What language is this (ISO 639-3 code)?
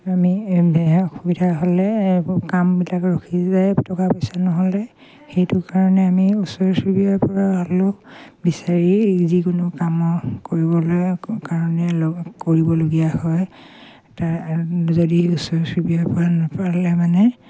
asm